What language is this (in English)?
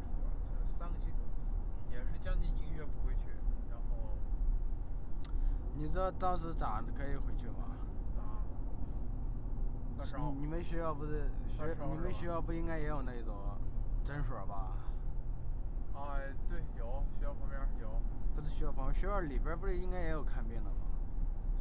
Chinese